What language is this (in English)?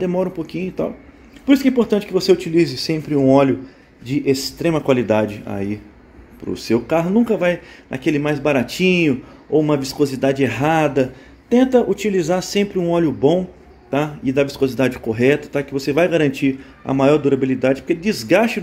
Portuguese